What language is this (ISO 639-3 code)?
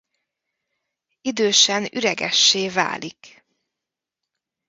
hun